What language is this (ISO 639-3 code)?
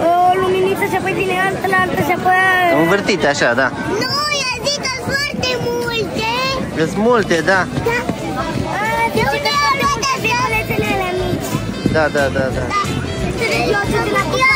ron